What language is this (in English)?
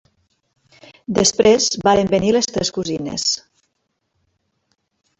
Catalan